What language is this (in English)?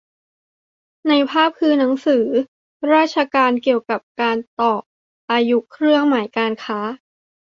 Thai